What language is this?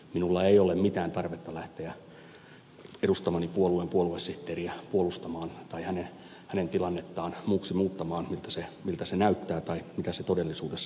Finnish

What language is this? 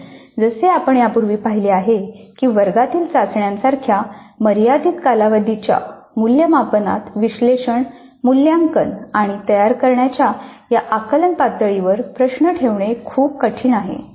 Marathi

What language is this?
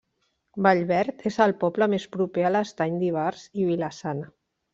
Catalan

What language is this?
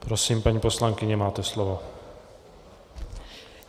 Czech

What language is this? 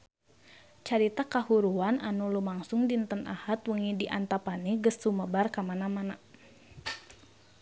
Sundanese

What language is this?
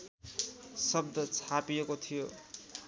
Nepali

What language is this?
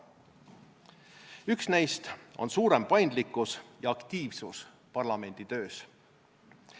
Estonian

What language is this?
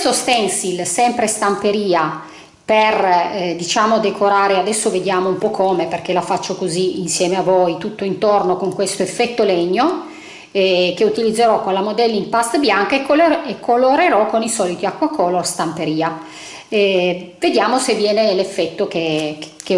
Italian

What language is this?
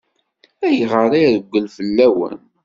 Kabyle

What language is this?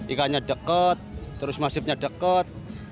Indonesian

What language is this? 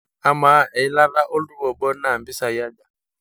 Masai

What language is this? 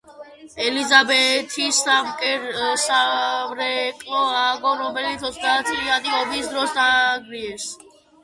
Georgian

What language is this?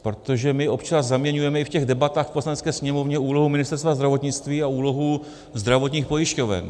Czech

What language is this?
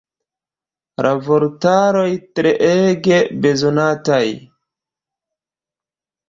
Esperanto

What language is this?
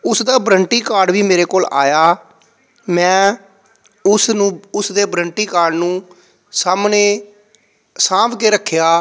Punjabi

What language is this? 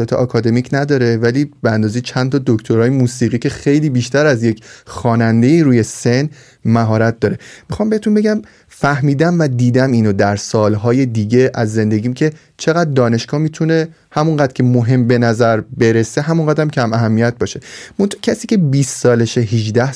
Persian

